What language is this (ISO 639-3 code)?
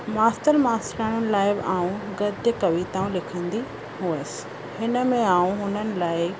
snd